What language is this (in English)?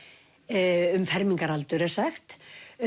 Icelandic